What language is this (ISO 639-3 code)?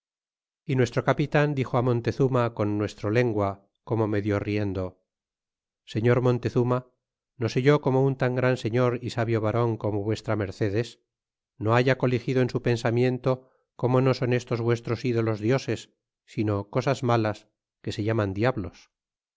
spa